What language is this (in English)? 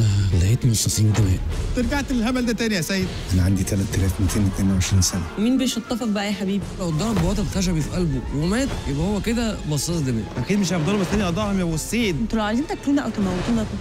Arabic